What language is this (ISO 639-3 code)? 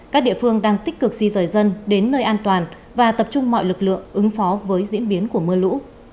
vie